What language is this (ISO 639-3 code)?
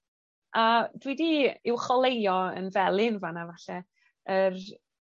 cym